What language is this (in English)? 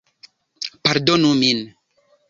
Esperanto